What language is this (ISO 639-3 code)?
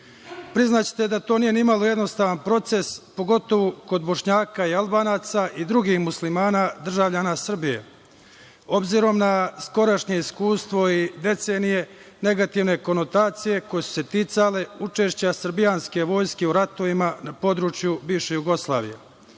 srp